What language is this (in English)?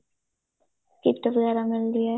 Punjabi